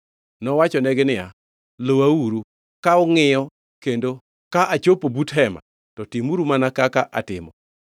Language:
Luo (Kenya and Tanzania)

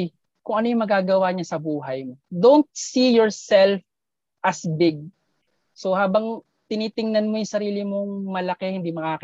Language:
Filipino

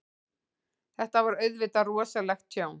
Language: Icelandic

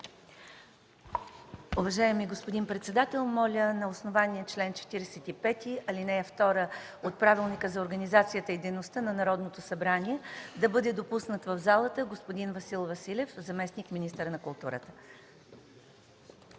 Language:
Bulgarian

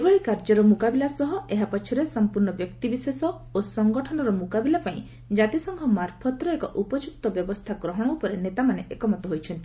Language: Odia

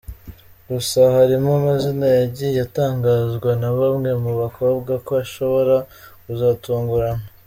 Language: Kinyarwanda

